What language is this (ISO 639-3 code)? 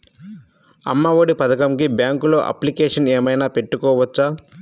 tel